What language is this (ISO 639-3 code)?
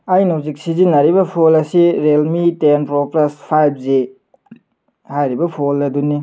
mni